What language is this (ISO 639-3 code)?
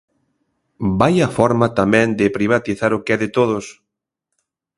glg